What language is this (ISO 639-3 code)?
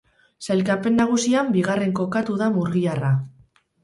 eus